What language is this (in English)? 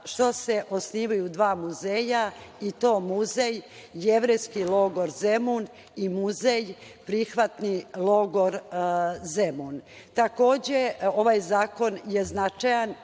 Serbian